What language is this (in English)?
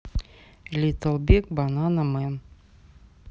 Russian